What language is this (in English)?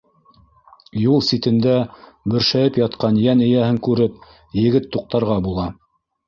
Bashkir